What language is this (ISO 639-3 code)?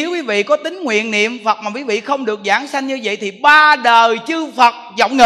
vie